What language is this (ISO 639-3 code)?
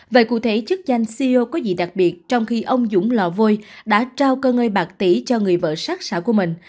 vie